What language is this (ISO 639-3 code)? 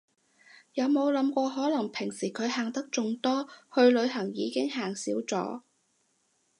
yue